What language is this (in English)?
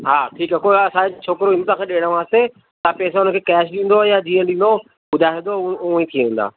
Sindhi